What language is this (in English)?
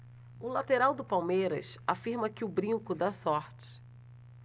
Portuguese